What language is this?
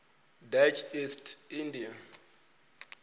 Venda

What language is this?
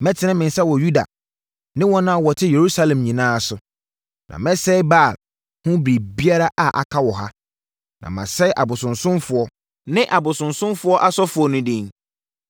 Akan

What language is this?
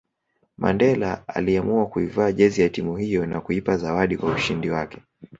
Swahili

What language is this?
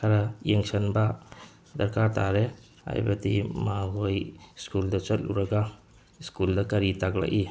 Manipuri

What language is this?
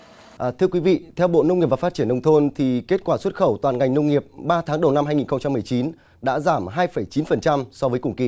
Vietnamese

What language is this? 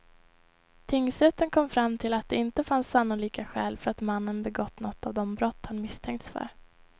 Swedish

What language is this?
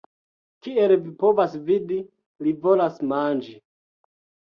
Esperanto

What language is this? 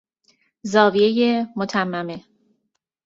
Persian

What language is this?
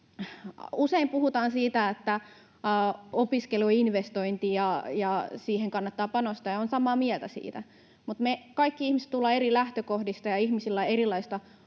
Finnish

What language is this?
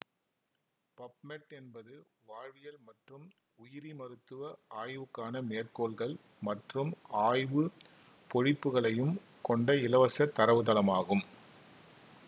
Tamil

